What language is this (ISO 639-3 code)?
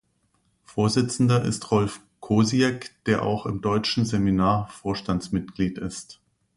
deu